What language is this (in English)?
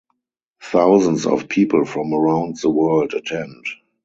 English